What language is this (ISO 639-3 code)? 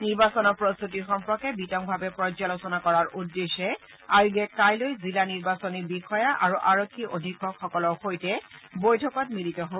asm